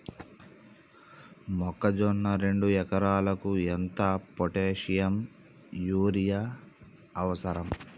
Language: Telugu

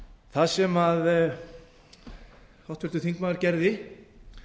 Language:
Icelandic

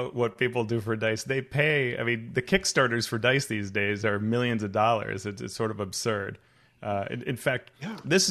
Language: English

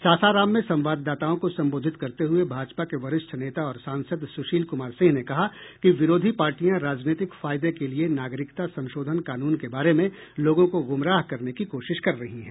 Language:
Hindi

